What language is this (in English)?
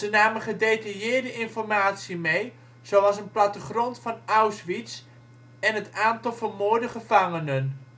Dutch